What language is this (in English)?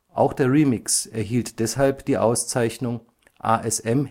German